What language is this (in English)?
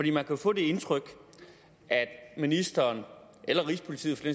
Danish